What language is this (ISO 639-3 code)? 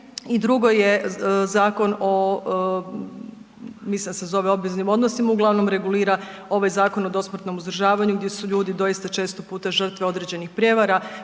hrv